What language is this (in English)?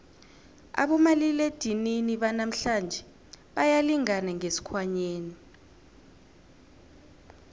South Ndebele